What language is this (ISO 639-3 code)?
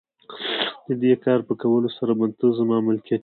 pus